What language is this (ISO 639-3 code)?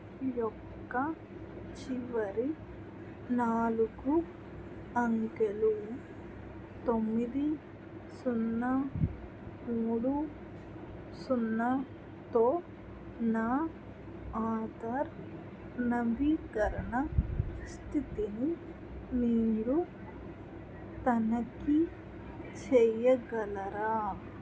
tel